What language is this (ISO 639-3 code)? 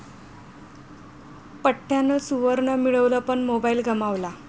mar